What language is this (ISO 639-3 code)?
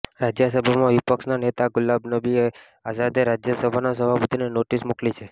guj